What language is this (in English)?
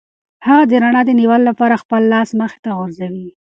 Pashto